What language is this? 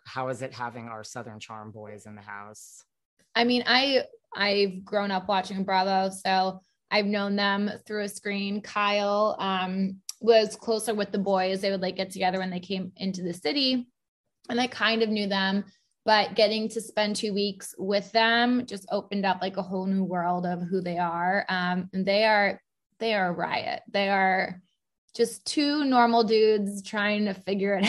English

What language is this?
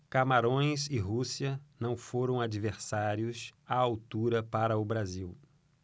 Portuguese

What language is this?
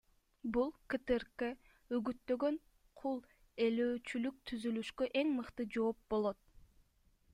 Kyrgyz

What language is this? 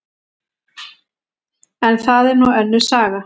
Icelandic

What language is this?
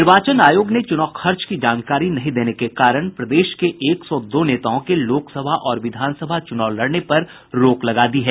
Hindi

